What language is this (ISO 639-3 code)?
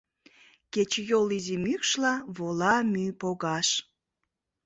chm